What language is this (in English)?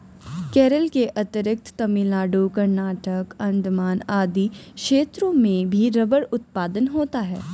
Hindi